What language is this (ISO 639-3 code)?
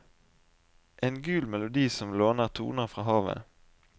nor